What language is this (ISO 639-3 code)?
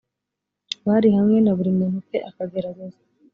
kin